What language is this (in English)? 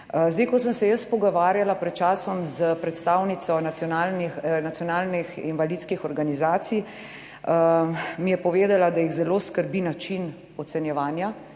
Slovenian